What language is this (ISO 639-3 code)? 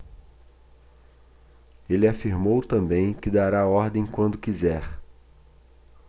por